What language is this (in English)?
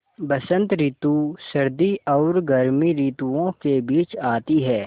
Hindi